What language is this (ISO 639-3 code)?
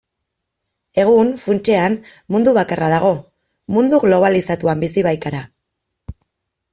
eus